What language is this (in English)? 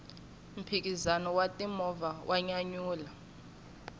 Tsonga